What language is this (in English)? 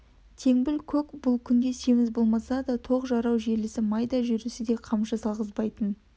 Kazakh